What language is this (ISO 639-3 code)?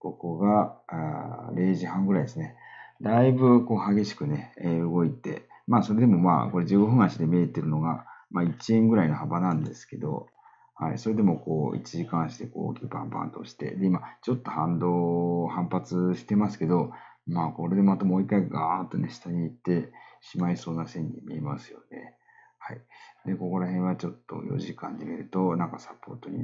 jpn